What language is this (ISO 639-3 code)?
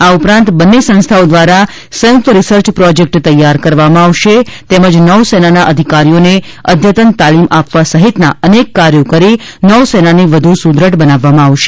guj